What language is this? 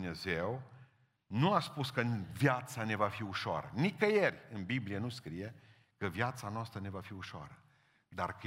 Romanian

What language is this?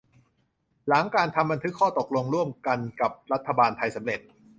Thai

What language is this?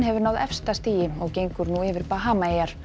Icelandic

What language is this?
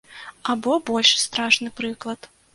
Belarusian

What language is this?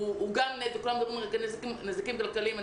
Hebrew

